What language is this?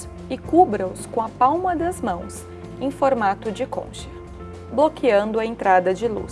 Portuguese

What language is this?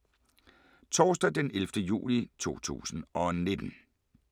Danish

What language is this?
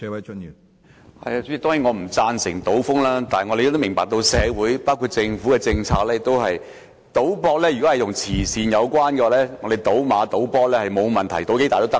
Cantonese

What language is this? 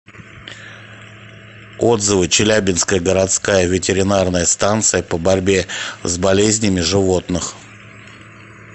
Russian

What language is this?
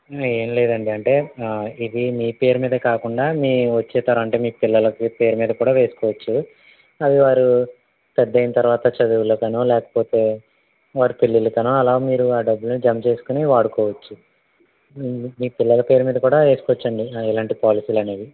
Telugu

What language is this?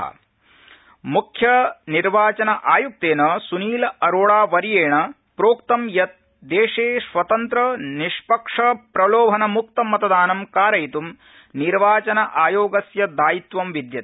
Sanskrit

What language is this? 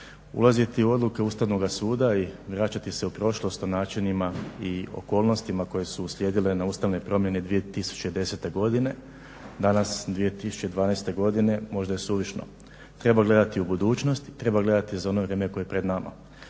Croatian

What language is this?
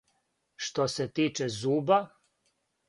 Serbian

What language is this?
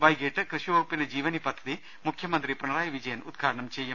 Malayalam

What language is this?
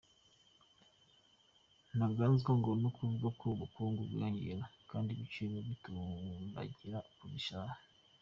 Kinyarwanda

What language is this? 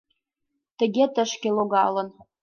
Mari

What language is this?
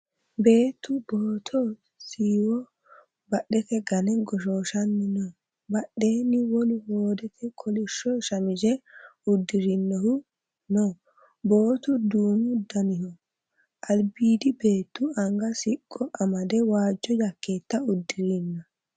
Sidamo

